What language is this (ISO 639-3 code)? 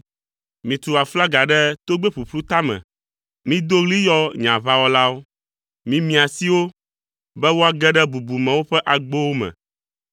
ewe